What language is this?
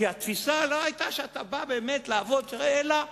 Hebrew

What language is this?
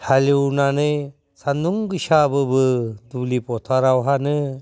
Bodo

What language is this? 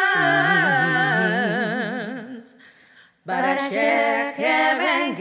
Dutch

